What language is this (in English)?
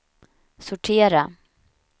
Swedish